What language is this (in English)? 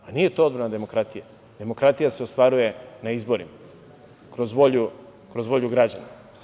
Serbian